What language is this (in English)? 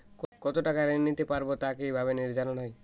Bangla